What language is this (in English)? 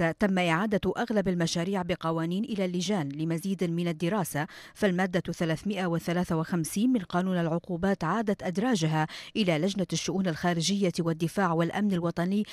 Arabic